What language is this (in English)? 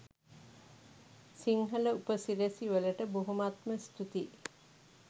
Sinhala